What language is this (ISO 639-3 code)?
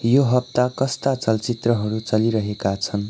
nep